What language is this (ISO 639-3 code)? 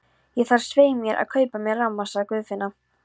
isl